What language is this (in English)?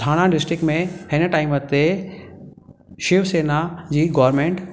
Sindhi